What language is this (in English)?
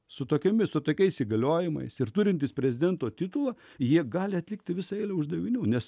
Lithuanian